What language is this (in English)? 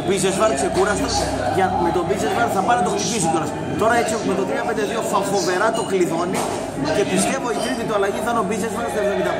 Greek